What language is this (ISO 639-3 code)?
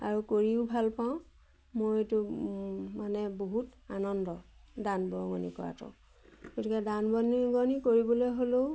asm